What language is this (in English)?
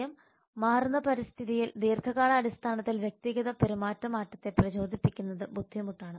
Malayalam